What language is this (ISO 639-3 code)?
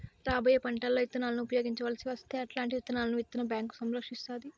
tel